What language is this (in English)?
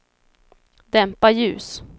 Swedish